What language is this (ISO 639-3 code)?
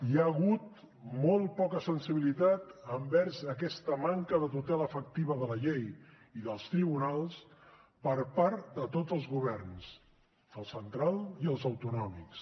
cat